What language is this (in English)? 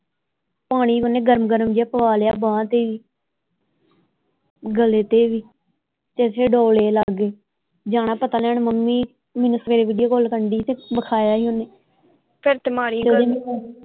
Punjabi